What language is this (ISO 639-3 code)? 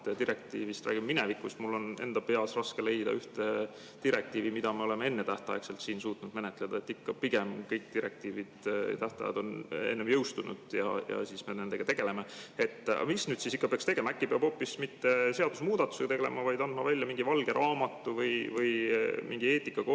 est